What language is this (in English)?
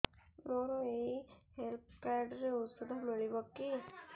Odia